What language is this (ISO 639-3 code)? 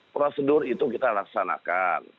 ind